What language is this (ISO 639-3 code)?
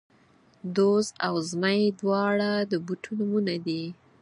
pus